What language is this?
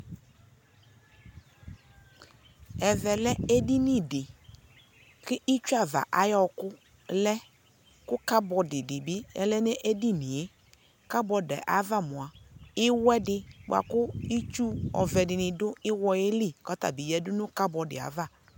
Ikposo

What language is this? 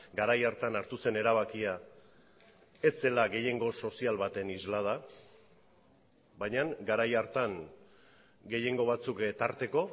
Basque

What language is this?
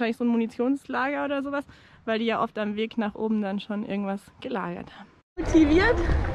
German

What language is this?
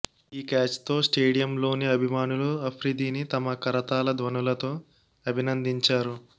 Telugu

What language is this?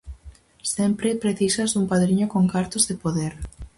Galician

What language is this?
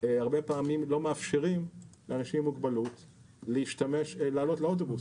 Hebrew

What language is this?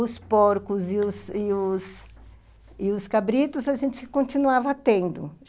Portuguese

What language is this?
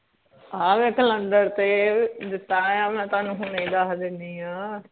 Punjabi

